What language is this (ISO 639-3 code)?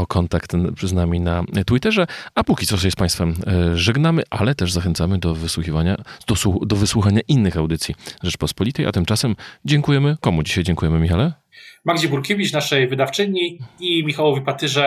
pol